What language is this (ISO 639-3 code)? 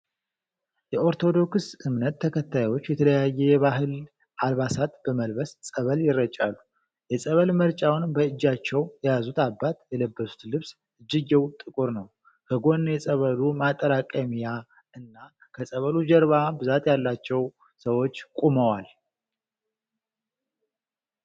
amh